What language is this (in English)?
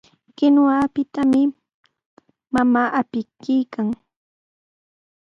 Sihuas Ancash Quechua